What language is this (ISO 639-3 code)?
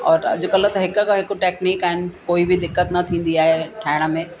snd